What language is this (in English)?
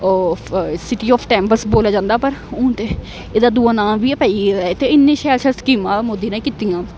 Dogri